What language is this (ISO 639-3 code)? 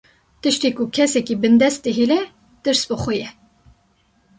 kur